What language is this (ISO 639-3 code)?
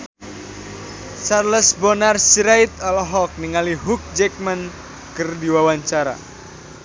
sun